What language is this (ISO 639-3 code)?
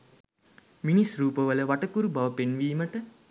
sin